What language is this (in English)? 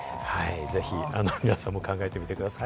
Japanese